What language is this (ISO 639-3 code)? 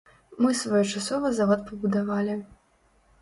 bel